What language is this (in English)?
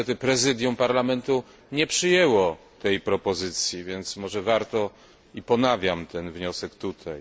Polish